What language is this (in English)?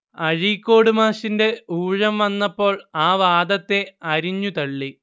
Malayalam